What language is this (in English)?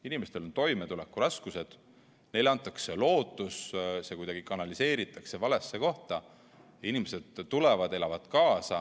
Estonian